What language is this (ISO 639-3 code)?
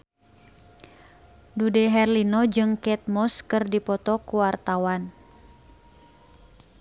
sun